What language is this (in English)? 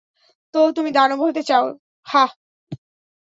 Bangla